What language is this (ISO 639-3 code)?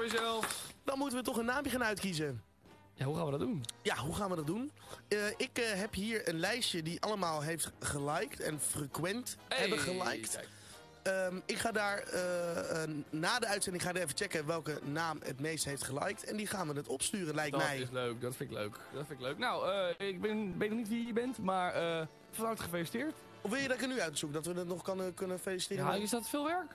nld